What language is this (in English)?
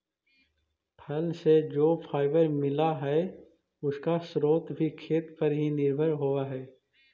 Magahi